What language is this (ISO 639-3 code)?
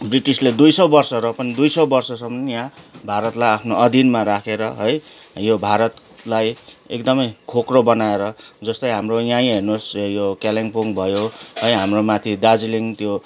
nep